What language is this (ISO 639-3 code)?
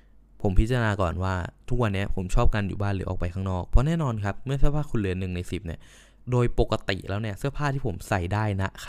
tha